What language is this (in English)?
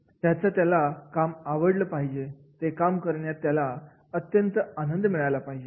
Marathi